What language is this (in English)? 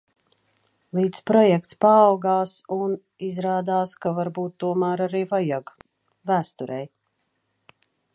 Latvian